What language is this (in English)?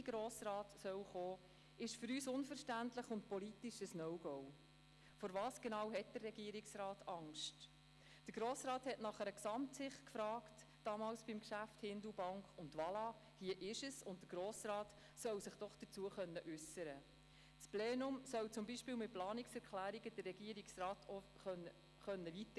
Swiss German